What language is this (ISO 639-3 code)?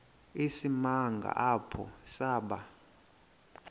xho